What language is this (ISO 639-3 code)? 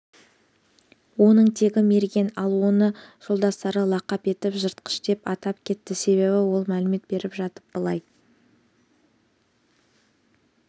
kaz